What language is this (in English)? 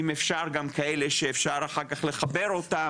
Hebrew